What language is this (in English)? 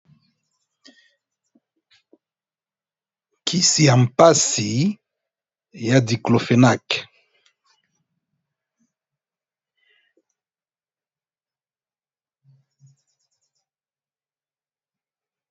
Lingala